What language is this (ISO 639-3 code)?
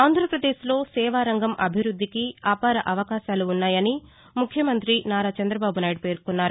tel